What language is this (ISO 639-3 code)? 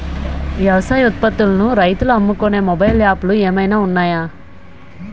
tel